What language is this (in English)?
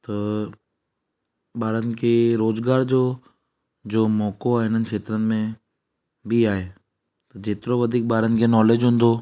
Sindhi